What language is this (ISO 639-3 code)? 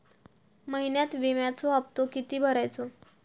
mar